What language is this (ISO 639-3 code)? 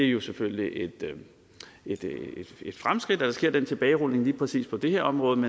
dan